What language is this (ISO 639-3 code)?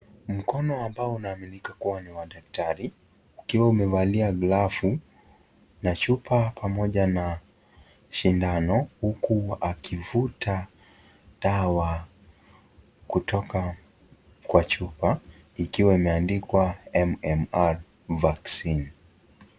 swa